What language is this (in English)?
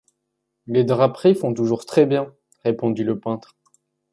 French